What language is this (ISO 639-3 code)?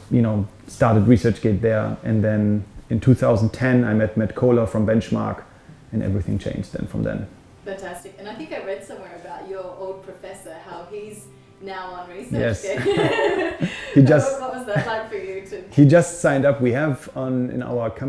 eng